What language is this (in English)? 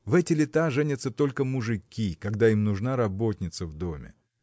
Russian